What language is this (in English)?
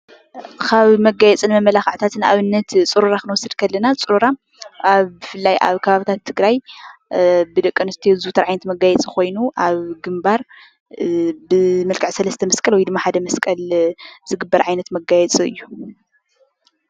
Tigrinya